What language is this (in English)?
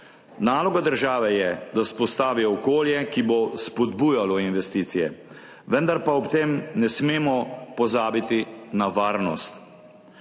Slovenian